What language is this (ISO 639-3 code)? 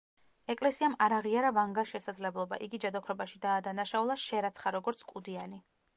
kat